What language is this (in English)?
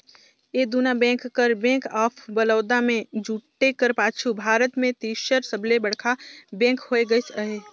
Chhattisgarhi